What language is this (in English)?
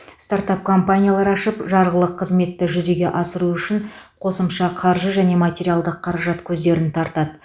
Kazakh